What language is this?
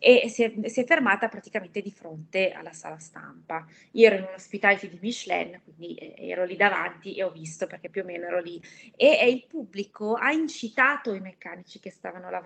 Italian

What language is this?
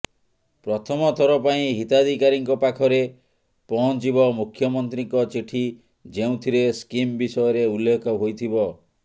Odia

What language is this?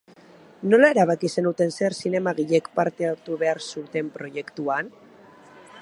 Basque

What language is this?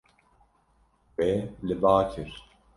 Kurdish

